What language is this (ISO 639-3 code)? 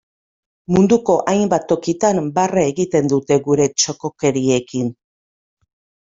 eus